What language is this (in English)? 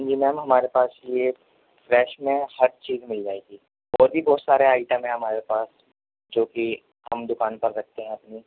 Urdu